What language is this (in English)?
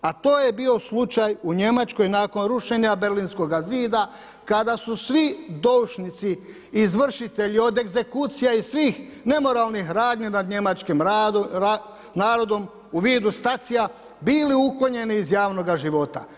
Croatian